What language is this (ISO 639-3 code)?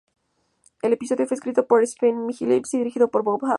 spa